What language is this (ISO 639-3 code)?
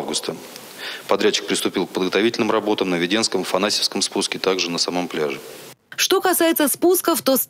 rus